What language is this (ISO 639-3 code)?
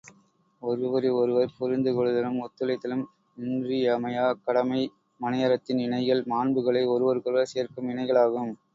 tam